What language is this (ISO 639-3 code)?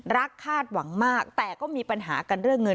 tha